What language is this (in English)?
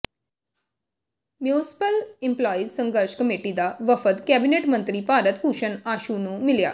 Punjabi